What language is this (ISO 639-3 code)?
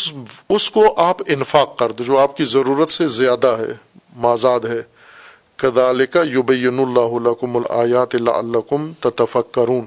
urd